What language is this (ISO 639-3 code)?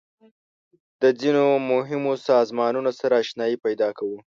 pus